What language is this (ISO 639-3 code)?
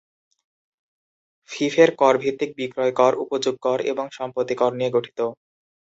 ben